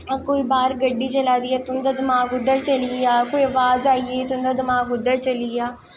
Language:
Dogri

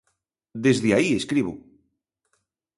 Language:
Galician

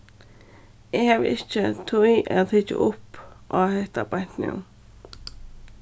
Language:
Faroese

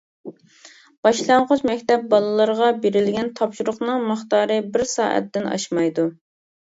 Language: Uyghur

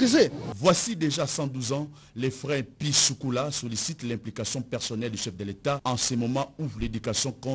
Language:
French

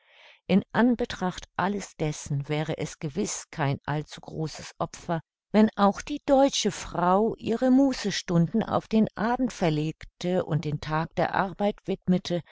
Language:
German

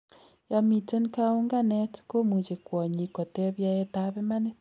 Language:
Kalenjin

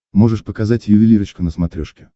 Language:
Russian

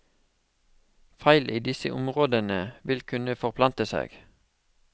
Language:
Norwegian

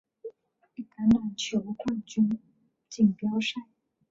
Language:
Chinese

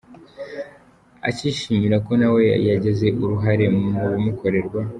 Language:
Kinyarwanda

